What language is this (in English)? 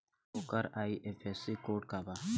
Bhojpuri